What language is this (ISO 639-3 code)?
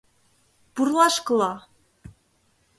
chm